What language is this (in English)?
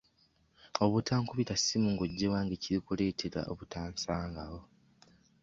Ganda